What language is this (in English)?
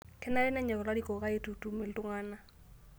Masai